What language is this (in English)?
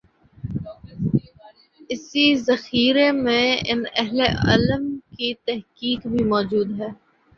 Urdu